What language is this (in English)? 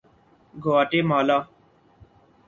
Urdu